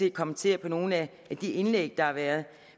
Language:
Danish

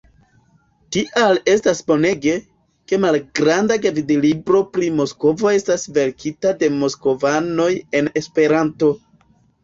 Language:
Esperanto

